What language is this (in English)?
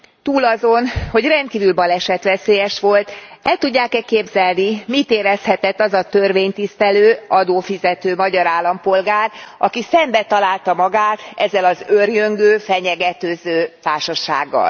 Hungarian